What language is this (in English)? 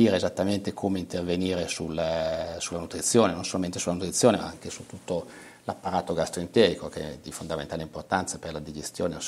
Italian